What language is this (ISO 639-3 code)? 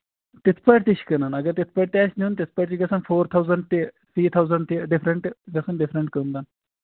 kas